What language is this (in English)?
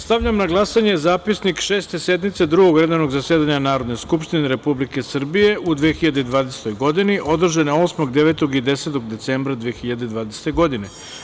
Serbian